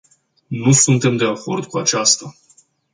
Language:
Romanian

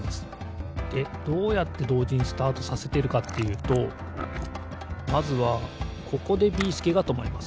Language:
Japanese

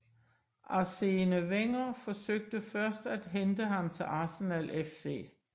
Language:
Danish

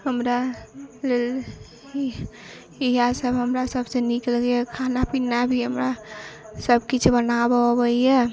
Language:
Maithili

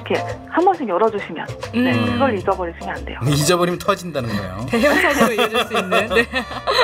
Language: Korean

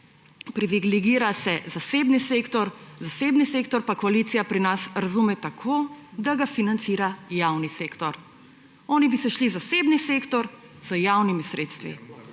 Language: Slovenian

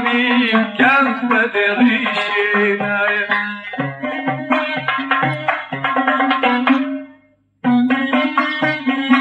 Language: Arabic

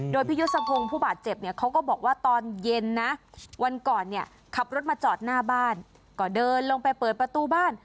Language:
Thai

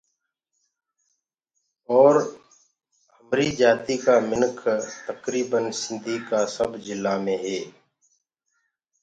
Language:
Gurgula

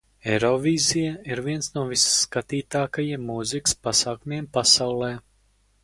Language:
Latvian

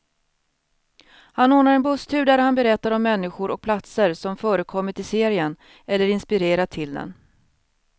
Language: Swedish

